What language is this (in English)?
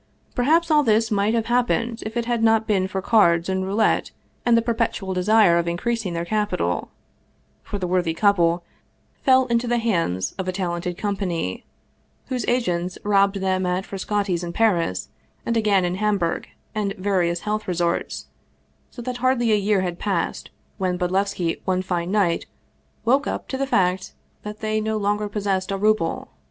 English